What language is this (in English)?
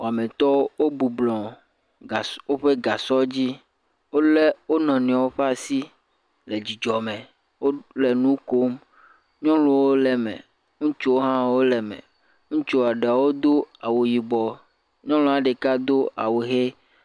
Ewe